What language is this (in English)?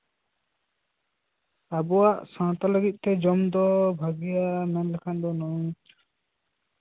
Santali